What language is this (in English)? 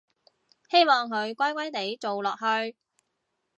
Cantonese